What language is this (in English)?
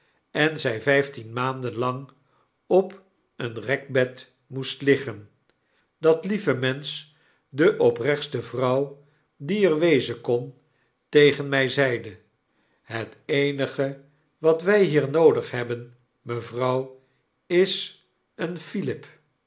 Dutch